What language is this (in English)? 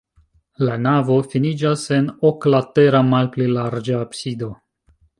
Esperanto